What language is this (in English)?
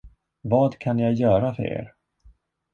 Swedish